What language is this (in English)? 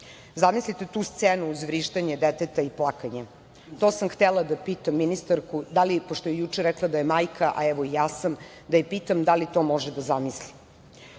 Serbian